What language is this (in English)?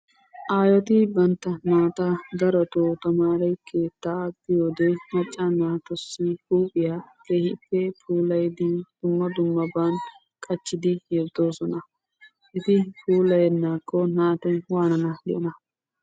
Wolaytta